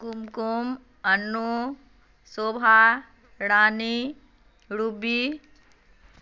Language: Maithili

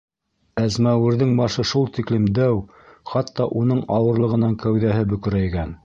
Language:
Bashkir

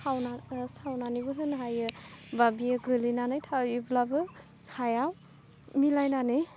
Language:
Bodo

